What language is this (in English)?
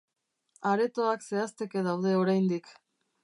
Basque